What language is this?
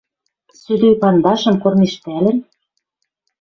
Western Mari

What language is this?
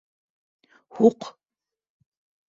Bashkir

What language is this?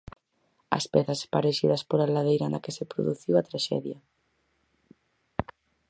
Galician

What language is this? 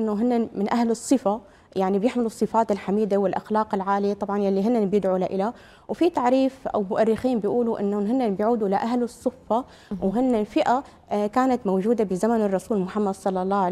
Arabic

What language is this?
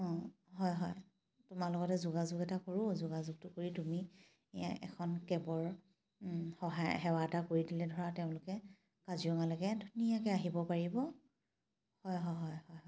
Assamese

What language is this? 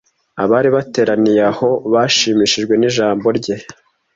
Kinyarwanda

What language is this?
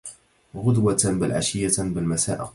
Arabic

